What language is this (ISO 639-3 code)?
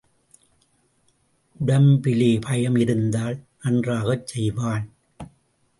tam